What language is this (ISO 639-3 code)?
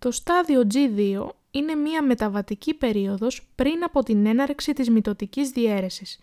ell